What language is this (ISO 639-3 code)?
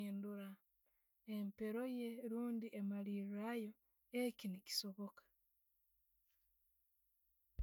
ttj